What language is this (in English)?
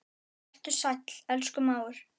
Icelandic